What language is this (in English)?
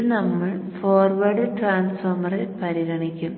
Malayalam